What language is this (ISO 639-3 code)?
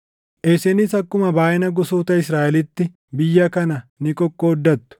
orm